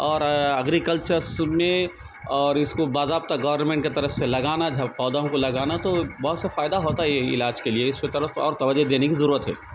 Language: Urdu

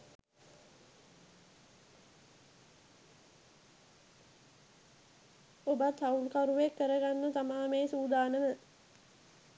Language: Sinhala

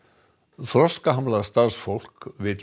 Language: Icelandic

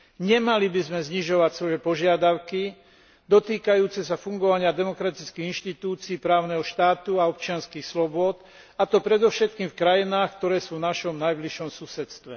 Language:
Slovak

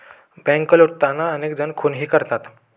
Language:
Marathi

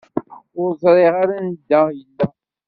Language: Kabyle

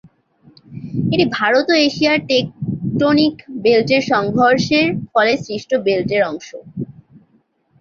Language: Bangla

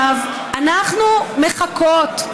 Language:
Hebrew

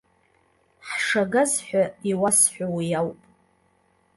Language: Abkhazian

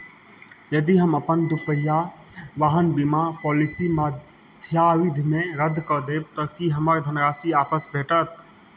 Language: Maithili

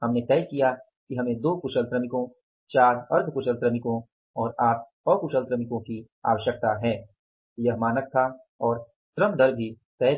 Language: Hindi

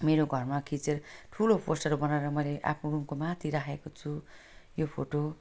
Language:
Nepali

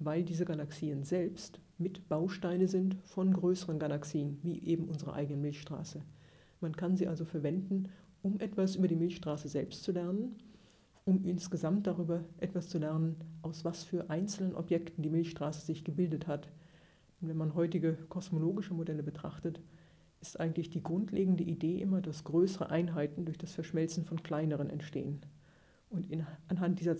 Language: German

